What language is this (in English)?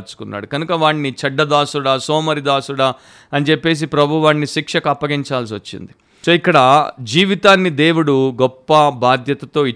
Telugu